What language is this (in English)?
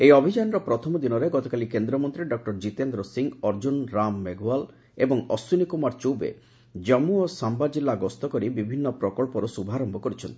Odia